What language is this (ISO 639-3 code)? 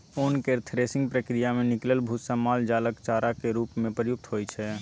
mai